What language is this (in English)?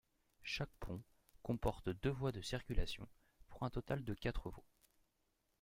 French